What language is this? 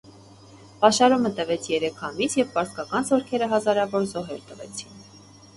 Armenian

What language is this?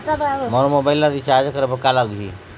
Chhattisgarhi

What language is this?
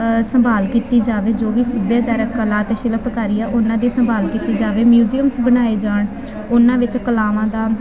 Punjabi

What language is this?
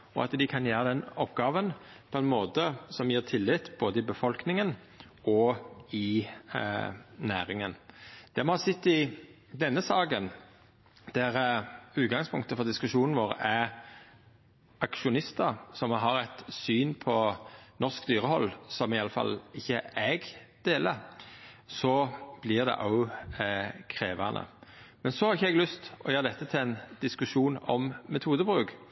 Norwegian Nynorsk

